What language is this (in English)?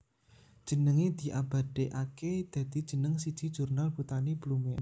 Javanese